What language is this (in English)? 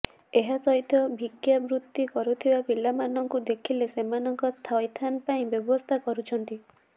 Odia